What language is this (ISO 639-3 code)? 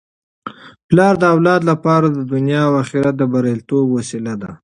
pus